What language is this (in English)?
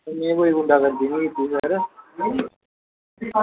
Dogri